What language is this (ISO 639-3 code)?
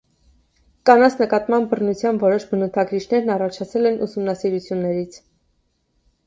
hye